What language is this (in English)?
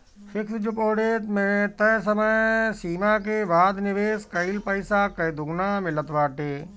Bhojpuri